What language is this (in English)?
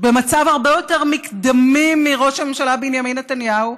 Hebrew